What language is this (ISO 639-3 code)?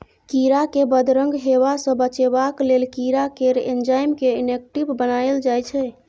mai